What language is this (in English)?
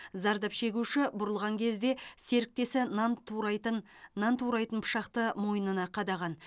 Kazakh